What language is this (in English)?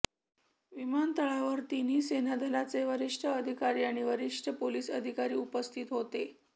Marathi